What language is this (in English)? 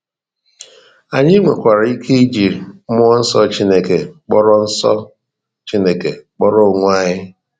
Igbo